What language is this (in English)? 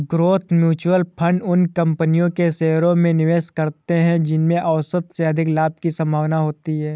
Hindi